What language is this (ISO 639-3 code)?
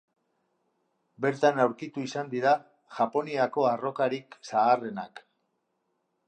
eus